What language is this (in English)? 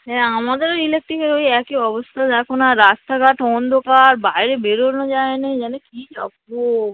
Bangla